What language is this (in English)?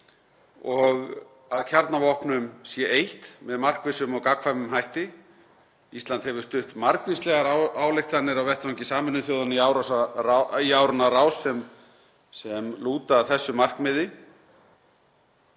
Icelandic